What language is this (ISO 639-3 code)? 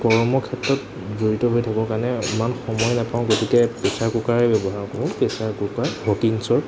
asm